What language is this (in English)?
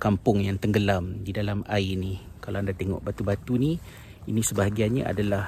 Malay